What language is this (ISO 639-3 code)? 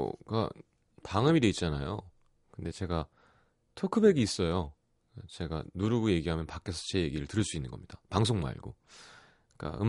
kor